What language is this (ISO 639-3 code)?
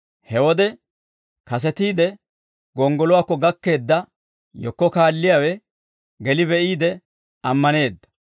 dwr